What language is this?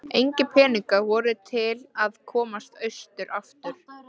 Icelandic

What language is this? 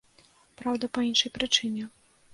Belarusian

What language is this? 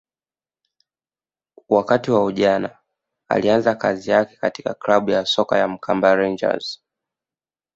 Swahili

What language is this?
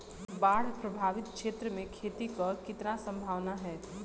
Bhojpuri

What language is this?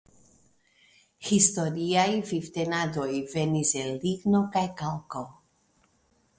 Esperanto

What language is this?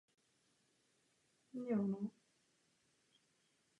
Czech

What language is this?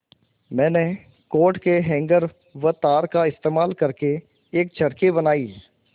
Hindi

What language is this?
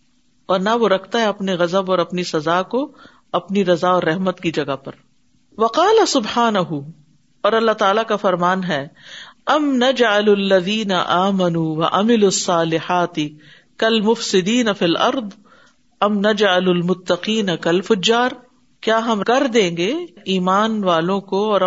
Urdu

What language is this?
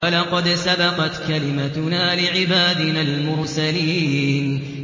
Arabic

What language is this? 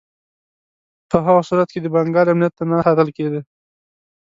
Pashto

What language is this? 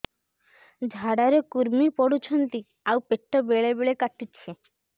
Odia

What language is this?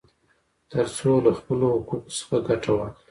Pashto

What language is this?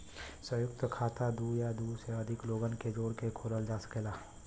Bhojpuri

